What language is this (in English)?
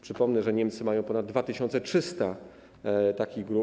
Polish